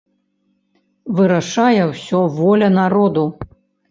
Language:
Belarusian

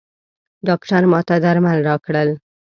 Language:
Pashto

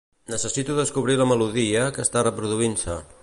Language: Catalan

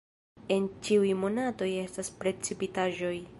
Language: Esperanto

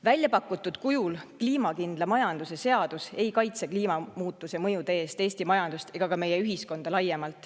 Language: Estonian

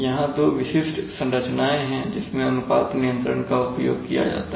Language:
Hindi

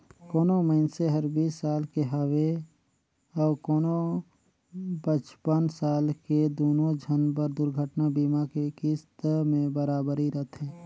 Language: Chhattisgarhi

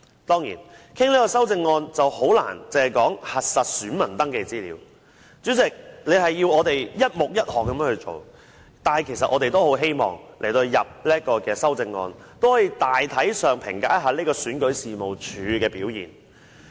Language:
Cantonese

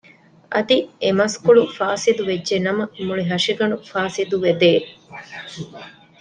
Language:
Divehi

